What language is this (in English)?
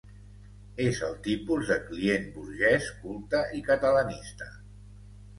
Catalan